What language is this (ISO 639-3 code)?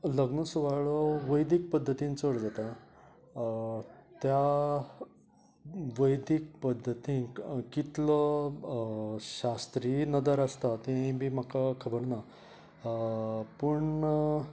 kok